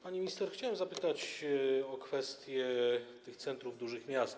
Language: Polish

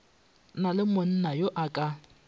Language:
Northern Sotho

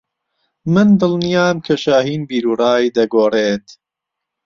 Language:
Central Kurdish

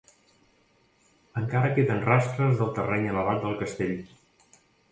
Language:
Catalan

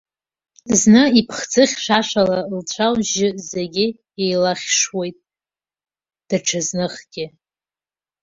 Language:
Abkhazian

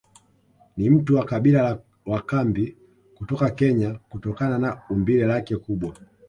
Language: Swahili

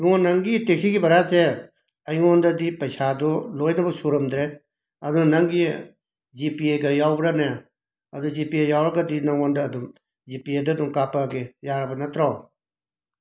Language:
Manipuri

